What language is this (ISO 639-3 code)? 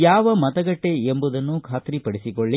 kan